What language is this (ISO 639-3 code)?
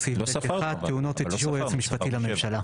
heb